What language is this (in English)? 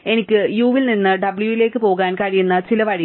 Malayalam